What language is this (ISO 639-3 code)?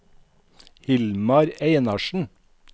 nor